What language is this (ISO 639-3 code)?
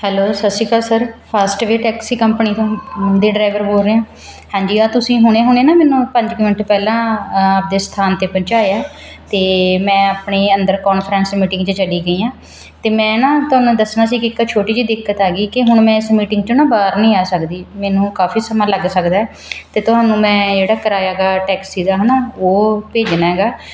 pan